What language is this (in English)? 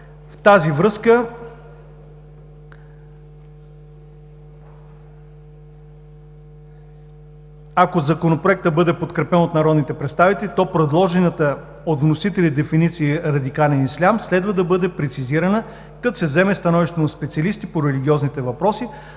Bulgarian